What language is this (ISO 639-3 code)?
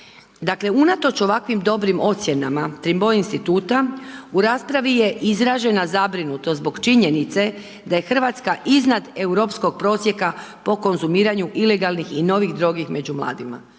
hrv